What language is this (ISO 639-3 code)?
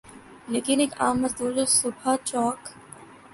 urd